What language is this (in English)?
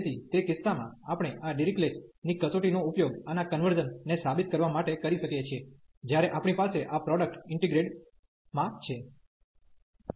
Gujarati